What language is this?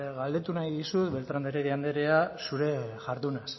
Basque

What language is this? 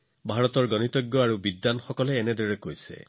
Assamese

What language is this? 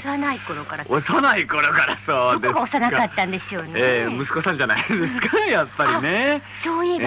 Japanese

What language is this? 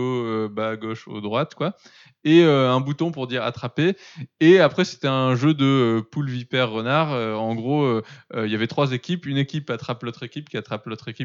French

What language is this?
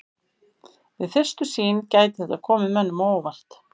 Icelandic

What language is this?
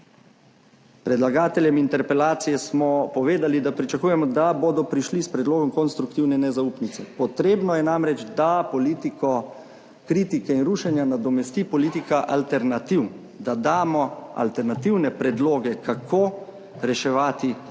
Slovenian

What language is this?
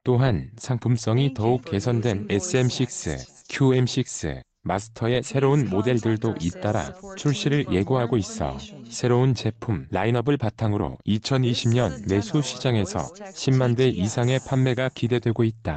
Korean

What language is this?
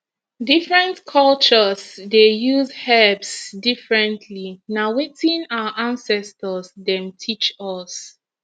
Nigerian Pidgin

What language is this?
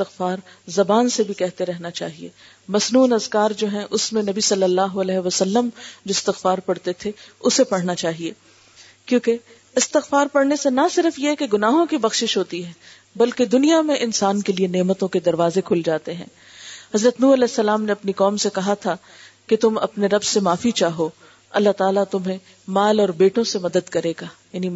Urdu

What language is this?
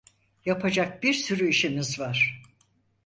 Turkish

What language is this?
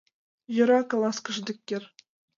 Mari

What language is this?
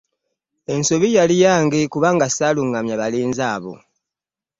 Ganda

